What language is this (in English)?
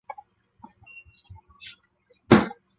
Chinese